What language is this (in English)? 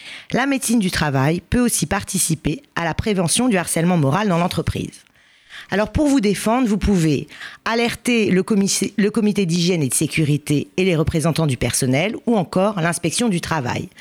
French